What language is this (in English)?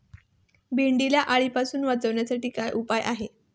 Marathi